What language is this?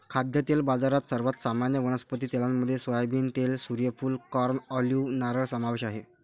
Marathi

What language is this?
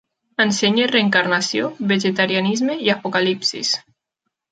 Catalan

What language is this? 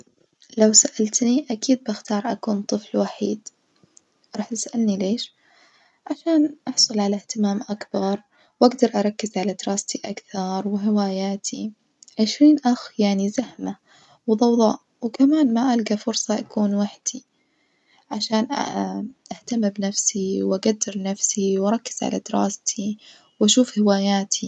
Najdi Arabic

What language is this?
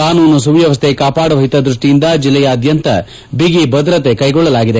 Kannada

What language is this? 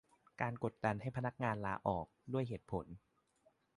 Thai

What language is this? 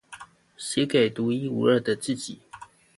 Chinese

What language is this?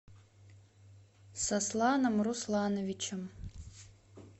Russian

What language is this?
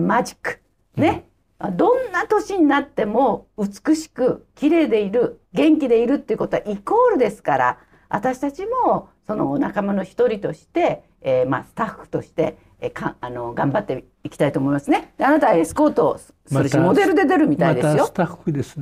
Japanese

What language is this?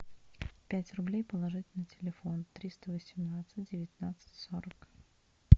Russian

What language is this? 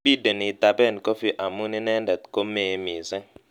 Kalenjin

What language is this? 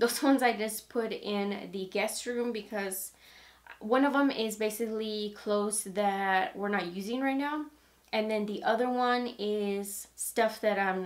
English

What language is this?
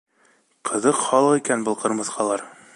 Bashkir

